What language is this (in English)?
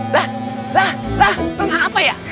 Indonesian